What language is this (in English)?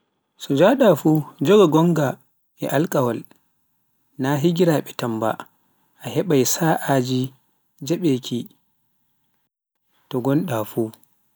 Pular